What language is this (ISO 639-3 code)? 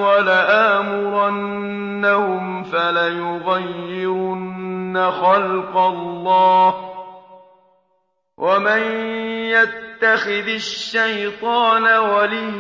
ara